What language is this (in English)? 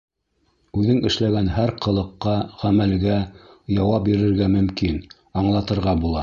Bashkir